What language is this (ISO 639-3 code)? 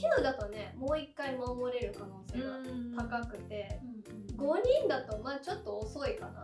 jpn